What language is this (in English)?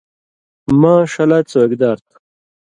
Indus Kohistani